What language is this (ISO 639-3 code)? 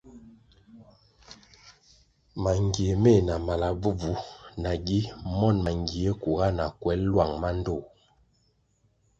nmg